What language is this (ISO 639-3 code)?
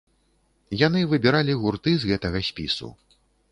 bel